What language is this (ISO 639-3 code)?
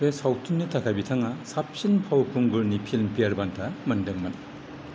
brx